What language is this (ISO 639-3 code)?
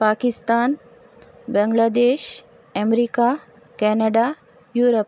urd